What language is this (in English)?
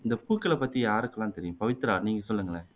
Tamil